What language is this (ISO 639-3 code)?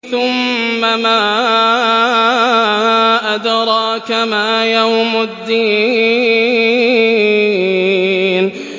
ara